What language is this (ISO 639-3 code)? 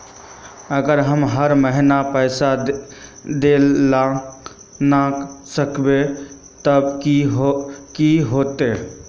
mag